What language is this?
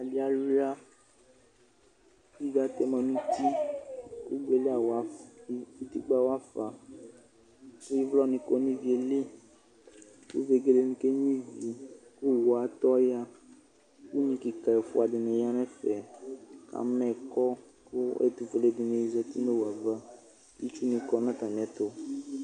Ikposo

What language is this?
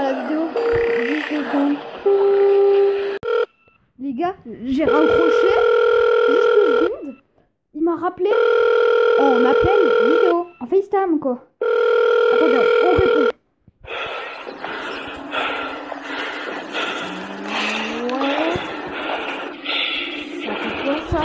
French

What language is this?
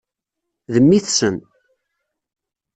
Kabyle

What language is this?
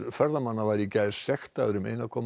Icelandic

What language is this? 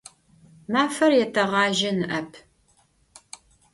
Adyghe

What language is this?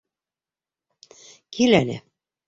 Bashkir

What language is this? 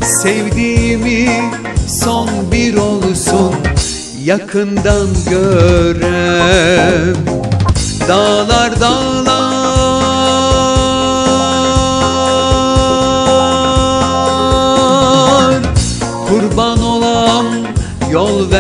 Turkish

